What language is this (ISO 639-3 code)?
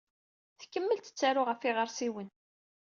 kab